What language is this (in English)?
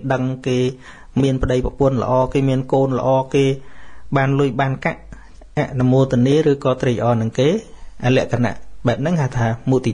Vietnamese